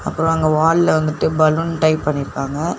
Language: Tamil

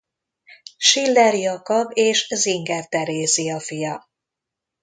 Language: Hungarian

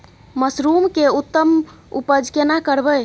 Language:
Maithili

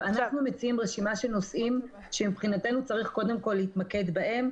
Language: Hebrew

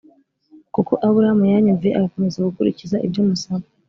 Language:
Kinyarwanda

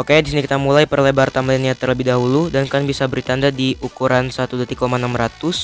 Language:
Indonesian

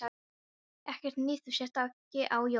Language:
Icelandic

